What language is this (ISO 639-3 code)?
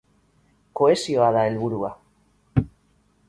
eus